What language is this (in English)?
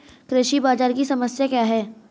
Hindi